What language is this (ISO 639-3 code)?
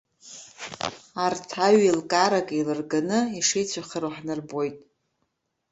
abk